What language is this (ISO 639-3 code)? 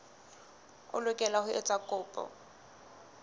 sot